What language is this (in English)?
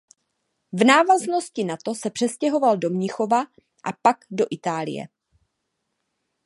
Czech